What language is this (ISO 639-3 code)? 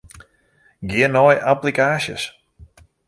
fry